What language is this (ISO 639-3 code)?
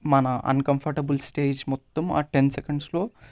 tel